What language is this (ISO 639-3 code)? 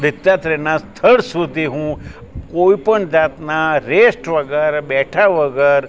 guj